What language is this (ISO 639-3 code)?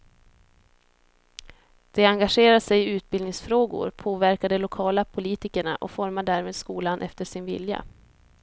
swe